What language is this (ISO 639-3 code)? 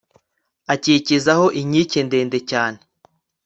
kin